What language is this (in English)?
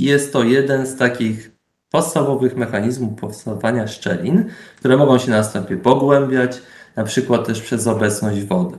Polish